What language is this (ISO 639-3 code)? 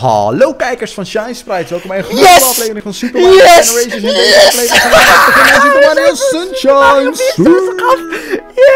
nld